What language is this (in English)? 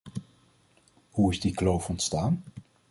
Dutch